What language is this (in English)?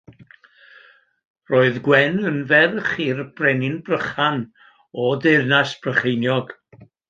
Welsh